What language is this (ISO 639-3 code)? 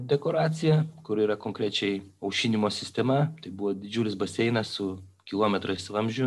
lit